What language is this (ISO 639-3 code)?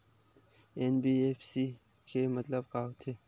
hne